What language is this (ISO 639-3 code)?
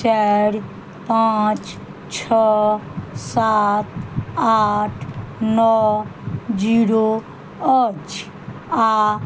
mai